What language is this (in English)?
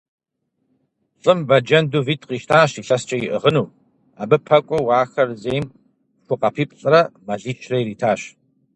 Kabardian